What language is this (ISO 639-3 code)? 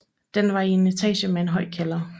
dan